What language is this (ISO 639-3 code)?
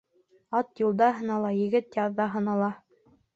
bak